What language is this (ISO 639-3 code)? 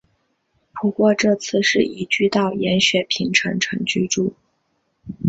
zho